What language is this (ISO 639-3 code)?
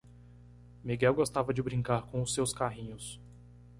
por